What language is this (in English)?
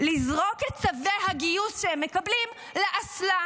Hebrew